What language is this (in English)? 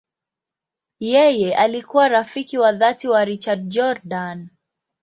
Swahili